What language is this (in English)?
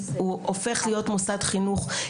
Hebrew